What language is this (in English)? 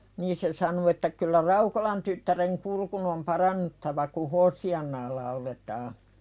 Finnish